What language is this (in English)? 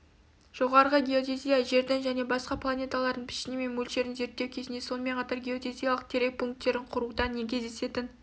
Kazakh